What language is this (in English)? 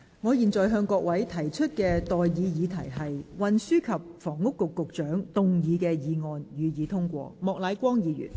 Cantonese